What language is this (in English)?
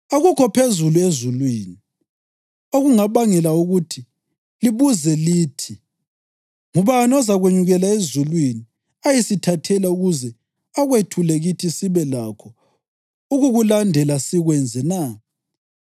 North Ndebele